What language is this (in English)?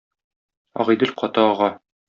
Tatar